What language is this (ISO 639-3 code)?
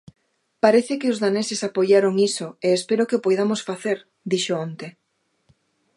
glg